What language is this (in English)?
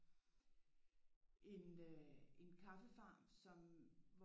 Danish